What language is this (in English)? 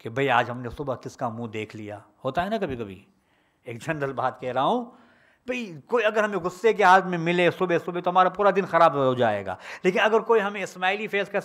Arabic